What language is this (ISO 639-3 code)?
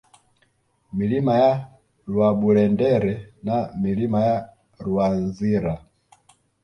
swa